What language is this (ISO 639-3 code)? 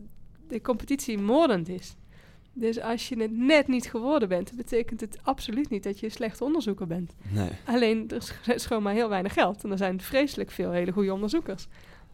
nld